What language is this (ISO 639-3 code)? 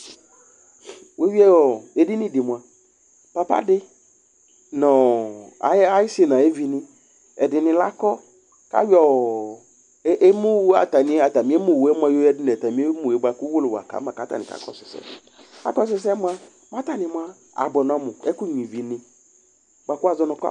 kpo